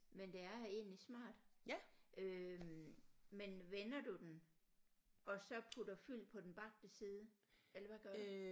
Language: Danish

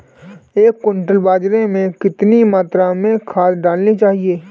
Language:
Hindi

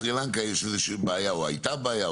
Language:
Hebrew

